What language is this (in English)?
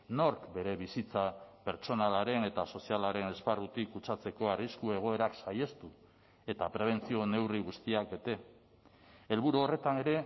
Basque